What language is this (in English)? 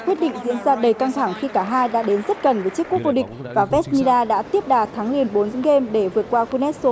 Vietnamese